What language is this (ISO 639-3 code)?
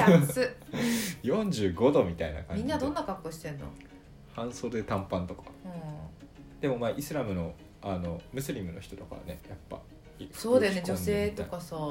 jpn